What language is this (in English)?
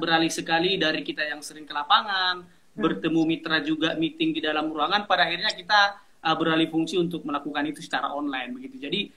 Indonesian